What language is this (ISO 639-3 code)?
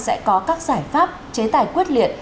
vie